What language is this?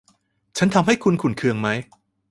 Thai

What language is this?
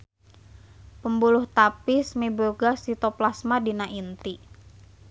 Sundanese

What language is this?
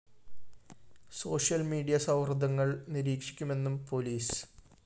Malayalam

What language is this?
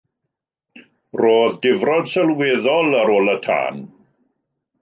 Welsh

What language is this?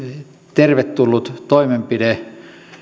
Finnish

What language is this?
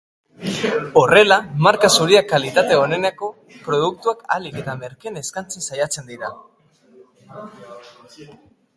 Basque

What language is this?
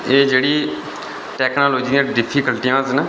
Dogri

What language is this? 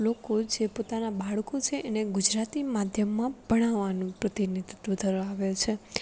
Gujarati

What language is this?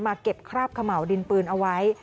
Thai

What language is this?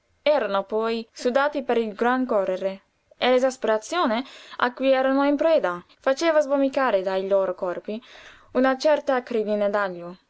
Italian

